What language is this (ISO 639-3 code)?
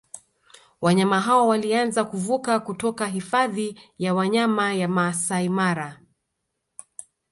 swa